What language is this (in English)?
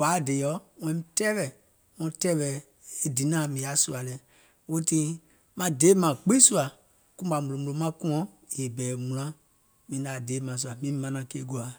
Gola